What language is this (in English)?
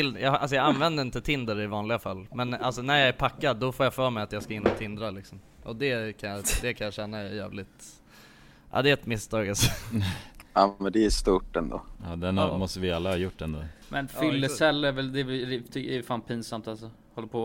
Swedish